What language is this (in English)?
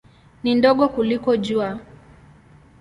Swahili